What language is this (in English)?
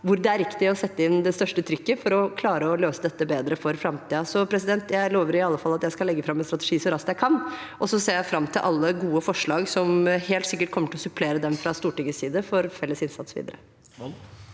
Norwegian